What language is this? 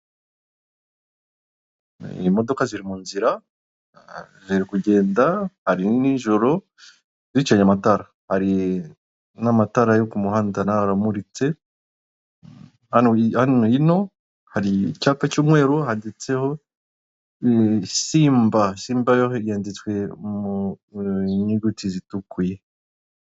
Kinyarwanda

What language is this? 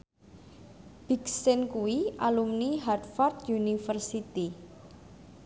Javanese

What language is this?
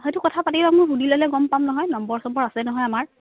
Assamese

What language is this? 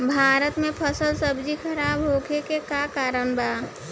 Bhojpuri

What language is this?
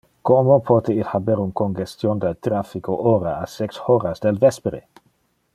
Interlingua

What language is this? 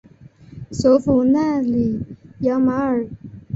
Chinese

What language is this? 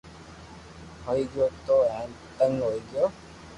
Loarki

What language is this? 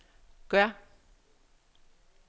Danish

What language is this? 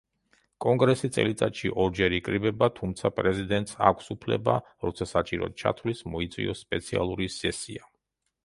Georgian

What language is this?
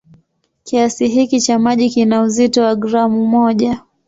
Swahili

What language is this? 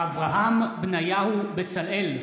Hebrew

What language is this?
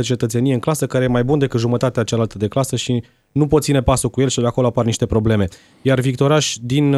Romanian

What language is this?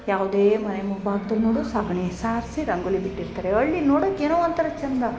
Kannada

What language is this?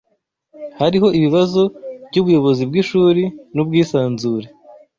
Kinyarwanda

